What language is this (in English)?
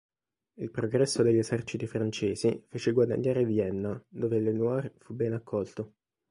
Italian